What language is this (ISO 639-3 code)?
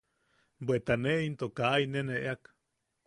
yaq